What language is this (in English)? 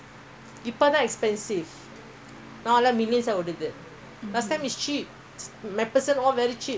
English